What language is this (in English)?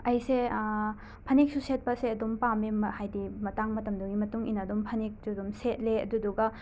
Manipuri